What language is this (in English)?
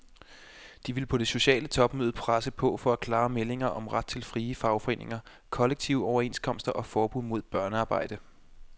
Danish